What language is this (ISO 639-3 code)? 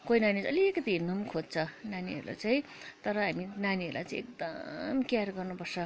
nep